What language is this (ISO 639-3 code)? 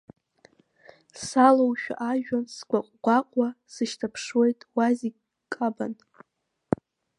abk